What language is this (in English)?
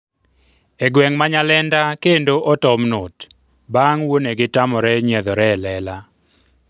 Luo (Kenya and Tanzania)